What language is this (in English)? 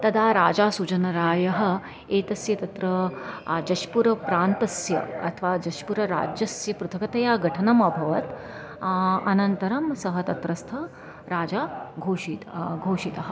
Sanskrit